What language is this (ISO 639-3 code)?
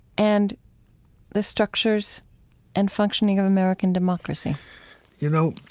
eng